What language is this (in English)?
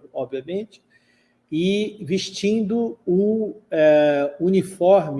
Portuguese